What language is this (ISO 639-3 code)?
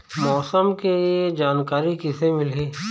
hne